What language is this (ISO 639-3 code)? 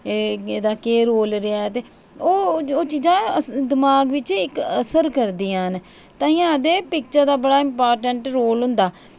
doi